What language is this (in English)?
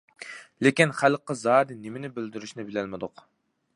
Uyghur